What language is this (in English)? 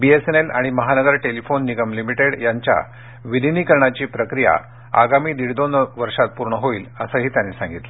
Marathi